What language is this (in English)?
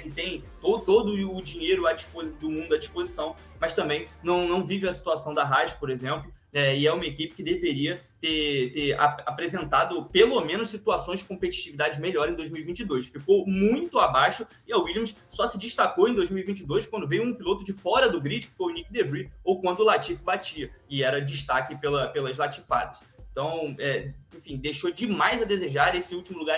Portuguese